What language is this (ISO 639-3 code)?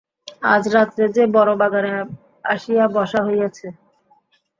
ben